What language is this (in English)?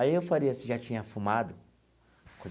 Portuguese